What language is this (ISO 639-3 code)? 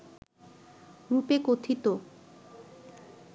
ben